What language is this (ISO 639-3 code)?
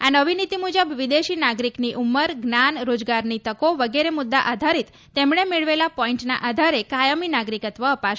guj